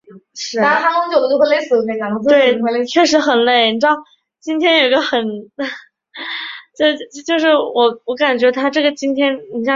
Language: Chinese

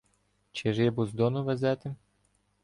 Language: Ukrainian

